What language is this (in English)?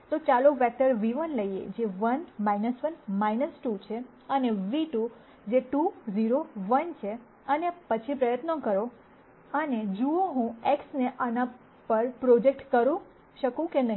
Gujarati